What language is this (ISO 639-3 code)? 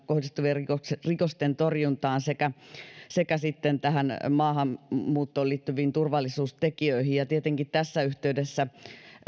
fin